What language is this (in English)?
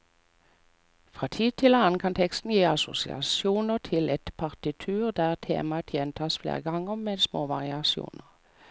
Norwegian